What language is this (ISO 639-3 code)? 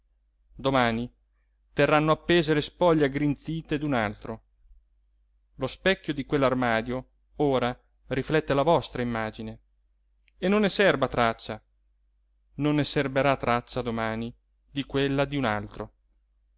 ita